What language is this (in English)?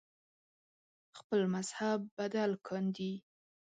Pashto